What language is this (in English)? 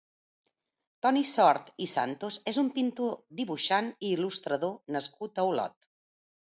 Catalan